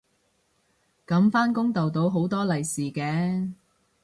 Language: Cantonese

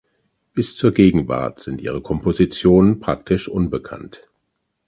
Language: German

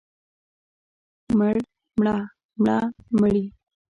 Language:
Pashto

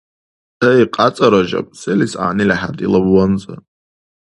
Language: Dargwa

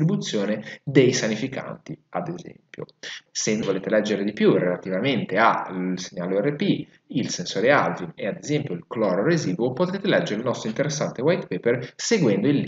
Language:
Italian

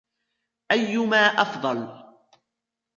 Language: Arabic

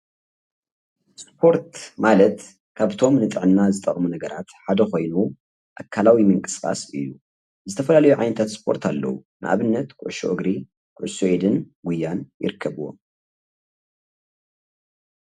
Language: Tigrinya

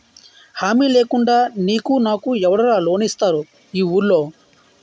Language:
Telugu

